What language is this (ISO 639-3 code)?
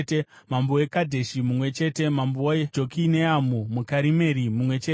sna